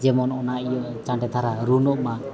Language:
Santali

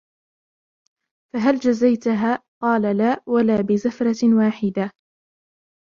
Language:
Arabic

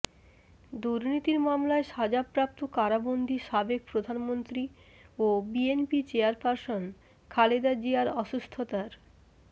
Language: Bangla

